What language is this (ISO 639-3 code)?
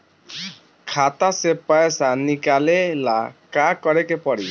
bho